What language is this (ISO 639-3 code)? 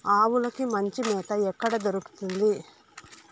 tel